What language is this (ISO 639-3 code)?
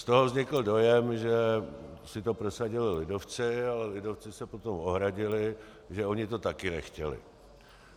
ces